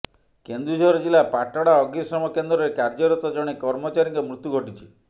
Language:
Odia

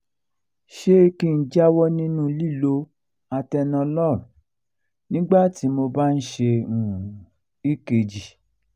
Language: Yoruba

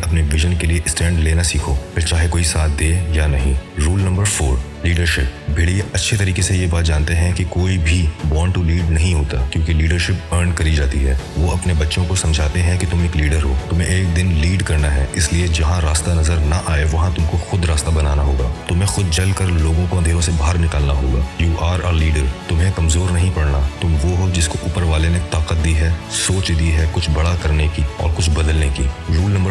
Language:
Urdu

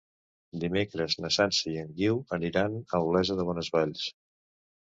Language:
Catalan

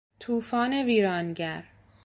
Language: Persian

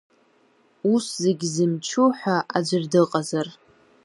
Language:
Abkhazian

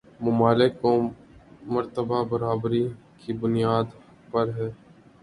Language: Urdu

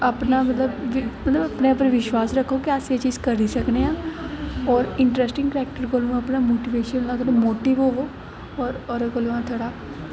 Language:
Dogri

